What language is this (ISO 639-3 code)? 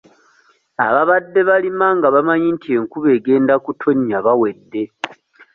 lug